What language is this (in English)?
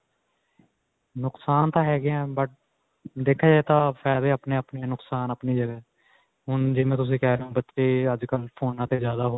Punjabi